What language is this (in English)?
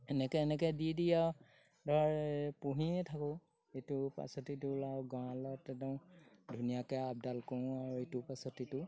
Assamese